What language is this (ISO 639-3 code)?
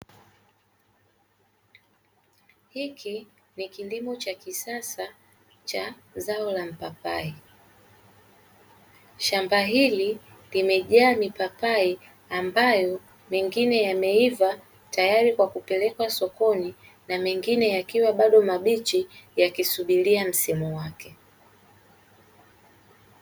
swa